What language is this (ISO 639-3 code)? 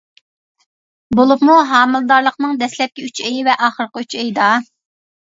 uig